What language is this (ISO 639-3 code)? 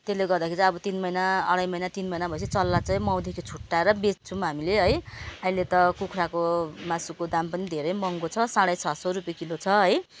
nep